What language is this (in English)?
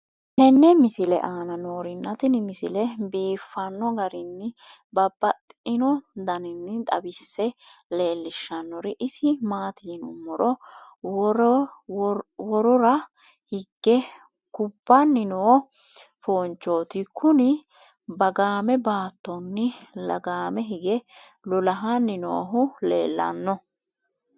Sidamo